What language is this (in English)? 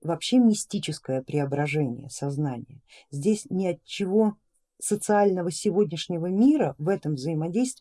Russian